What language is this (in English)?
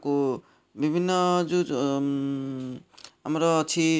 Odia